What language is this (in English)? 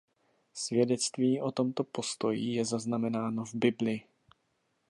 Czech